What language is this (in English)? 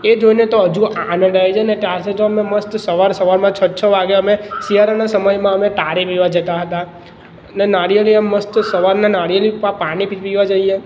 Gujarati